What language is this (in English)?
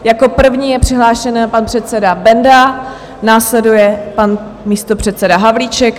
Czech